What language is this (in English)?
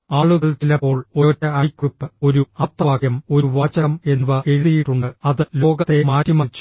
Malayalam